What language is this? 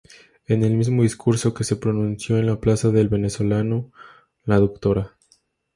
Spanish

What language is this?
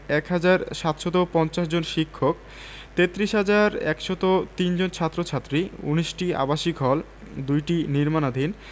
Bangla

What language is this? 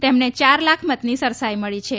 Gujarati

